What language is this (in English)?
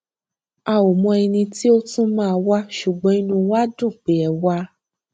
Yoruba